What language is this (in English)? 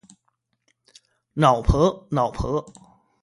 Chinese